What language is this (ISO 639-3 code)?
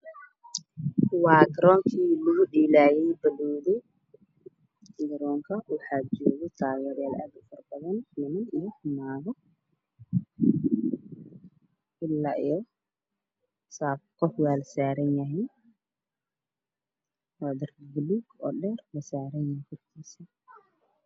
som